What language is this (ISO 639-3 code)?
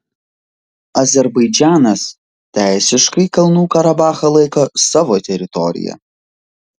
lit